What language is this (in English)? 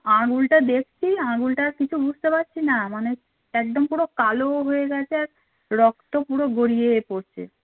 Bangla